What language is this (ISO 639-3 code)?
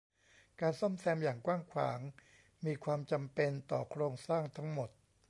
tha